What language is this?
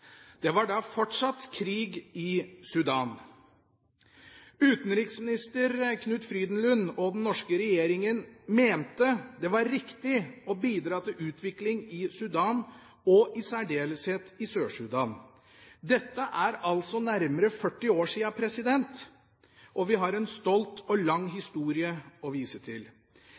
Norwegian Bokmål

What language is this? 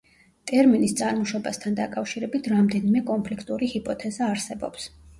Georgian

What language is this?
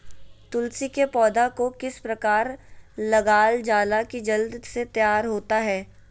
Magahi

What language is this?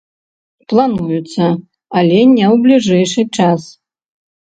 Belarusian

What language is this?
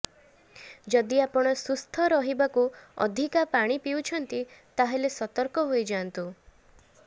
Odia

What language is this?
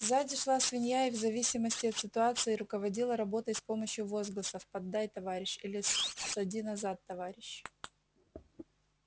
Russian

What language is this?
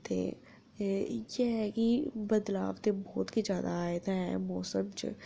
Dogri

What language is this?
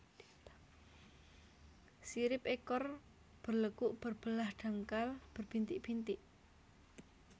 Javanese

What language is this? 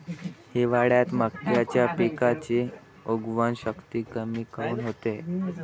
Marathi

